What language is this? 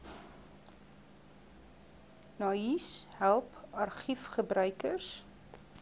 Afrikaans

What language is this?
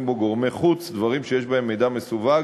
Hebrew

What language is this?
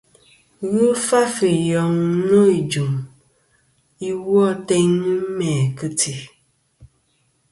Kom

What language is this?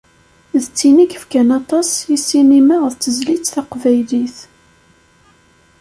Kabyle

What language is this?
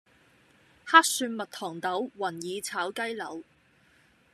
Cantonese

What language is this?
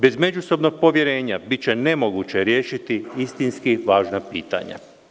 Serbian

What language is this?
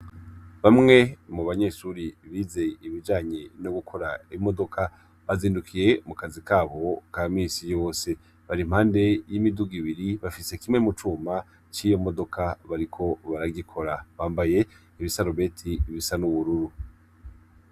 Rundi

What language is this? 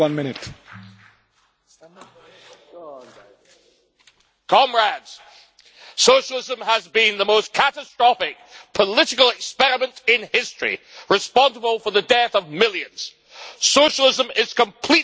English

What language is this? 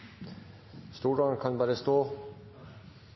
Norwegian Nynorsk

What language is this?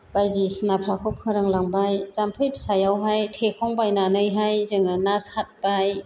Bodo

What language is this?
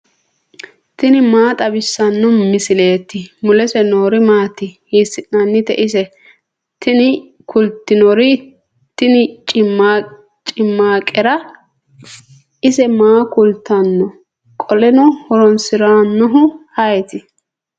Sidamo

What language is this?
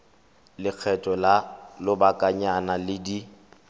Tswana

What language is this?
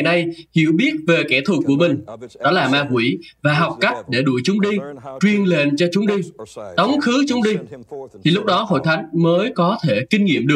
Vietnamese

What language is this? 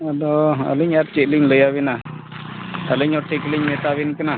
Santali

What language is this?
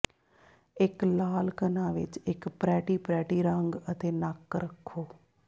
Punjabi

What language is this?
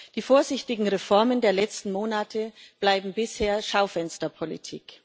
German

